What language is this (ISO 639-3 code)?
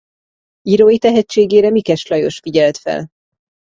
hun